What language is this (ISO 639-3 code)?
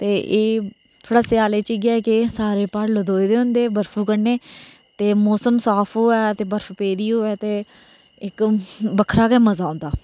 doi